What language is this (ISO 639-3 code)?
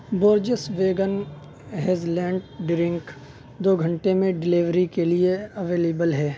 urd